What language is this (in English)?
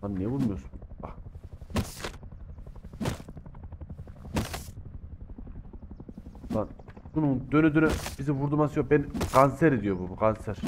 Turkish